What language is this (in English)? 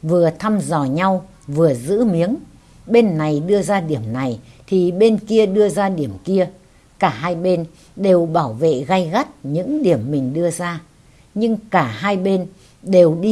Vietnamese